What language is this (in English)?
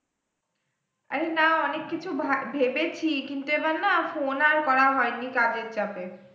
Bangla